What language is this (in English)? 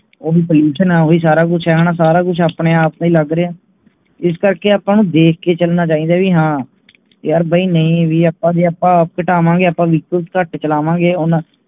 Punjabi